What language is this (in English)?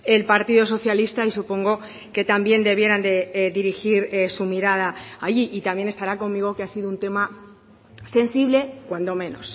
Spanish